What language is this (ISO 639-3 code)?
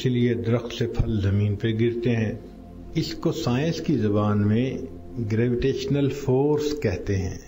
urd